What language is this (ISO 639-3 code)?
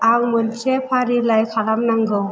brx